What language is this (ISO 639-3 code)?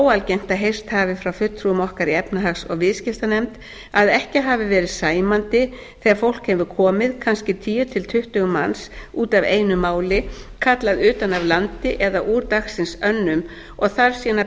isl